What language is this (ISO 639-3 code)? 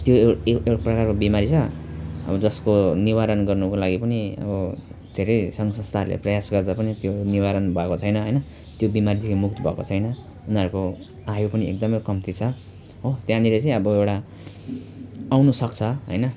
nep